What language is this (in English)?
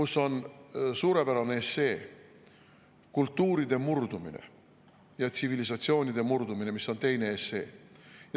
Estonian